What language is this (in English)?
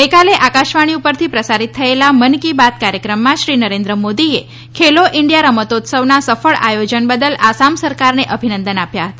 Gujarati